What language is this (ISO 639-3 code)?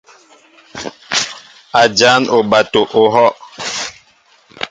mbo